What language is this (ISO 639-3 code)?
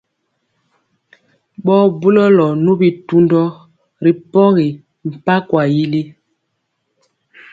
mcx